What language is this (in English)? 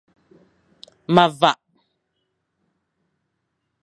Fang